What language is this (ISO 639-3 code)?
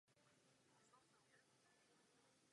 ces